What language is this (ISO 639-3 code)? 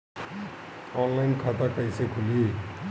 bho